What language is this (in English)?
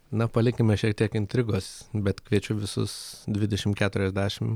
Lithuanian